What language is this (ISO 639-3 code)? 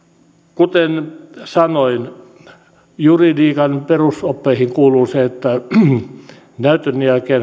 fin